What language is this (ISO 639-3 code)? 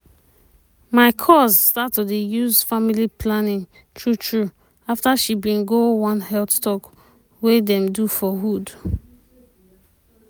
pcm